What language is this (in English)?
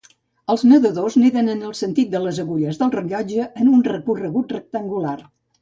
Catalan